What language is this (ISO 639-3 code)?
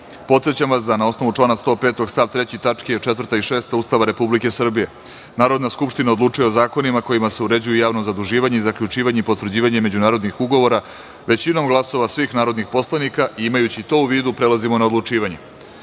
srp